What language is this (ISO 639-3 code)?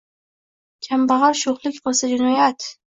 uzb